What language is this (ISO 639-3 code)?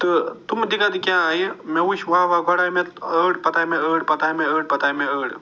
kas